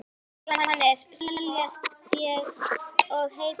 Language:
Icelandic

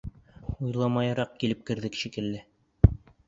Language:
Bashkir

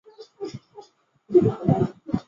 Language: Chinese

